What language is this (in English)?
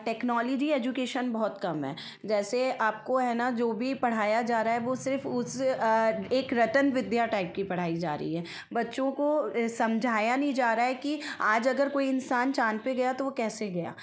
Hindi